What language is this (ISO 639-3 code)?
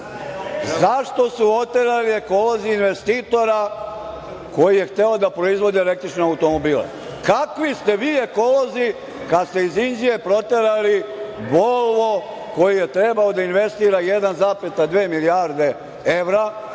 srp